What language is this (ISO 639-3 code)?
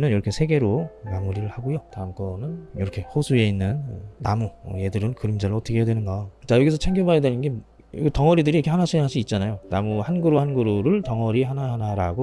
kor